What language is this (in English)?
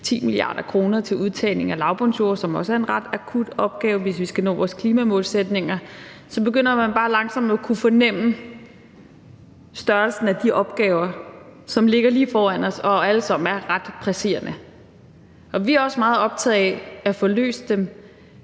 Danish